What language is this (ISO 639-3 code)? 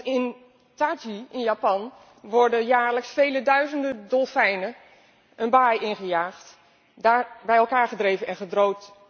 nld